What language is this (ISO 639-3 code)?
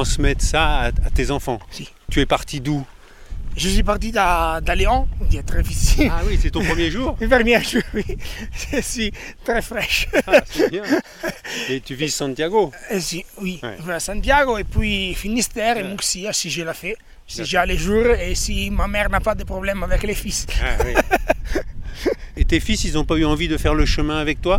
fra